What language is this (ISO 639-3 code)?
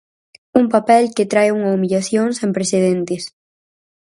glg